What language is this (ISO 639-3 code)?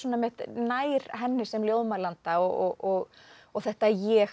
isl